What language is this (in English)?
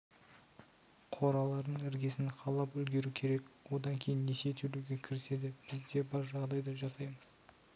Kazakh